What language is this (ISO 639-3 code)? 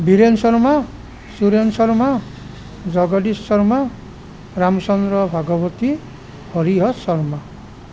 asm